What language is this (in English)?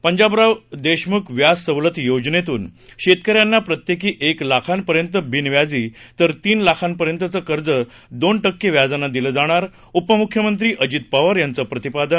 Marathi